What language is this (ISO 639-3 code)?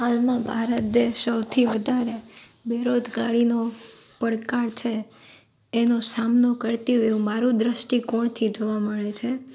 guj